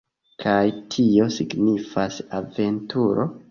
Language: Esperanto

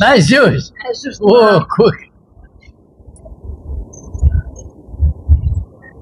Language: Arabic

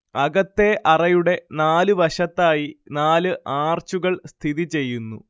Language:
Malayalam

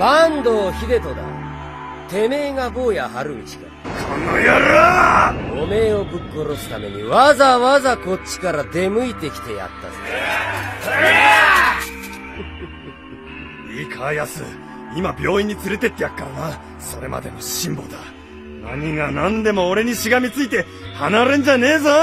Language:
Japanese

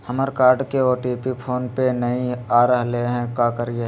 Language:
Magahi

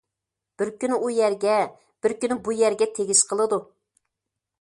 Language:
Uyghur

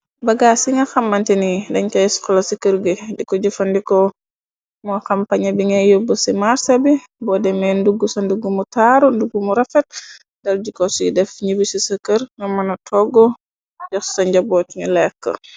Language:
Wolof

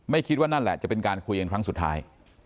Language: Thai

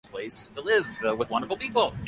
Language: Bangla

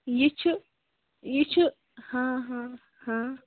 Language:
Kashmiri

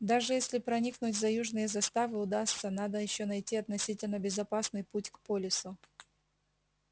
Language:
Russian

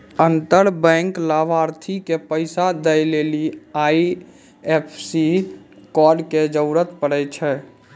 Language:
Maithili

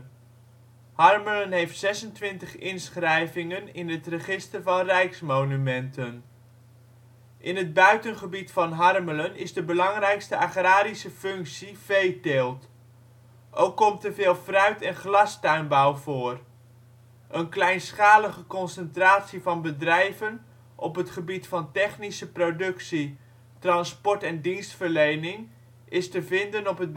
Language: Dutch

